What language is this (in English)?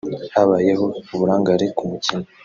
Kinyarwanda